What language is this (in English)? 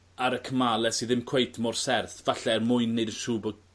Welsh